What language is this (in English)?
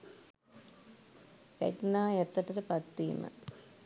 Sinhala